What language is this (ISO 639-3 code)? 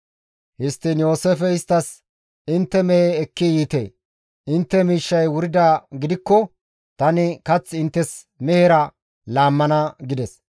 gmv